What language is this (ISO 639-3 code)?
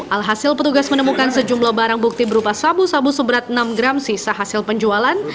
ind